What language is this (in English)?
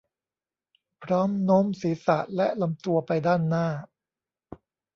Thai